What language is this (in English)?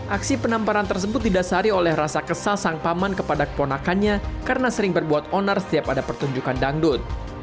Indonesian